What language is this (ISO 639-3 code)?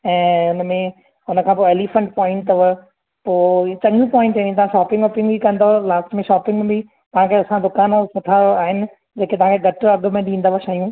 snd